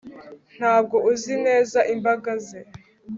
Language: Kinyarwanda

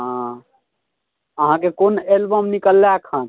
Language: Maithili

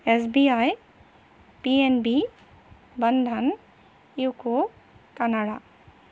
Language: Assamese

